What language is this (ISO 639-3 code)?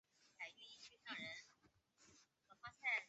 zho